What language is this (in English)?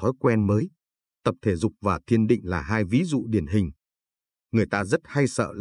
Vietnamese